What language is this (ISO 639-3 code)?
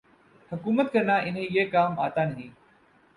urd